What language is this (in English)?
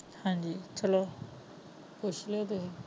Punjabi